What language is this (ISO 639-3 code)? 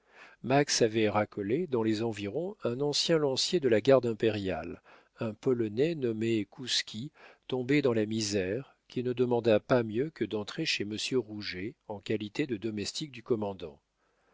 fra